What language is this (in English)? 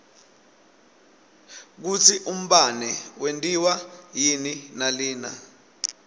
Swati